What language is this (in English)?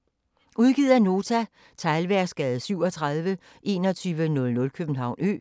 Danish